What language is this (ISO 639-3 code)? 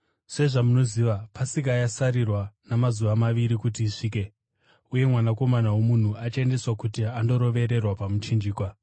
sna